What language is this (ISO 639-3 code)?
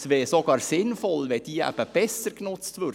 gsw